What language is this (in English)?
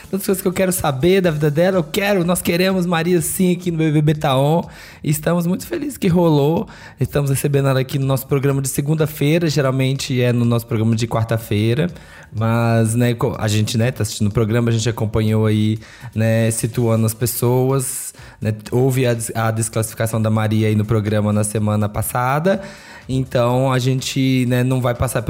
Portuguese